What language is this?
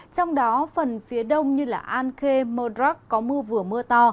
Vietnamese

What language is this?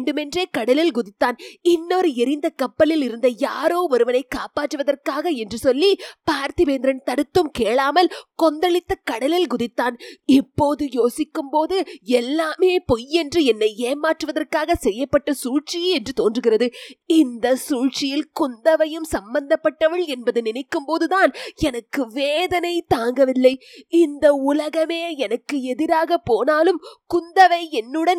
Tamil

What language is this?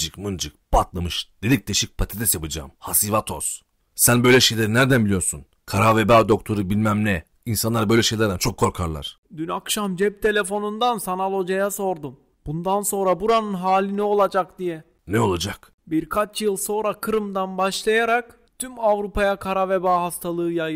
Turkish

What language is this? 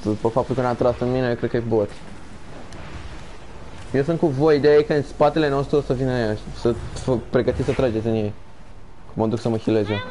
Romanian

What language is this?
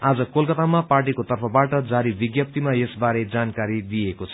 Nepali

